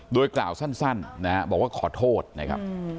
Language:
Thai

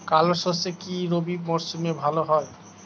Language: Bangla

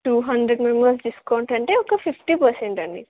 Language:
Telugu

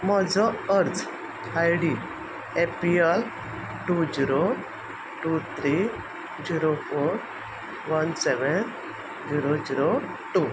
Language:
Konkani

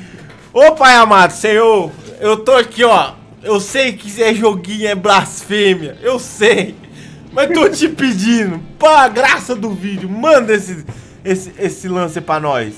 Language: Portuguese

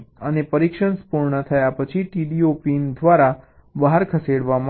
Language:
Gujarati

